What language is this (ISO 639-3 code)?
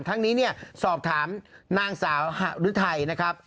tha